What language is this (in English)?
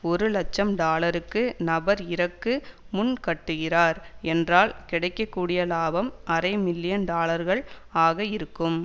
Tamil